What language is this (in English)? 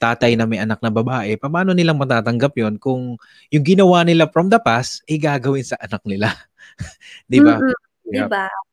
Filipino